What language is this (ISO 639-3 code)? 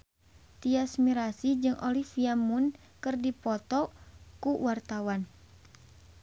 sun